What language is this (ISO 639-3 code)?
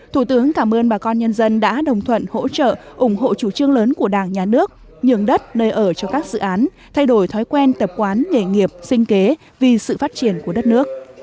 vie